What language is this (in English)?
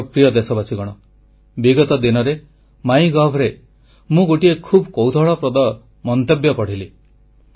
Odia